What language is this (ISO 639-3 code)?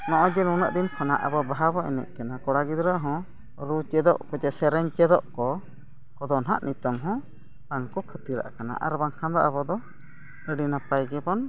sat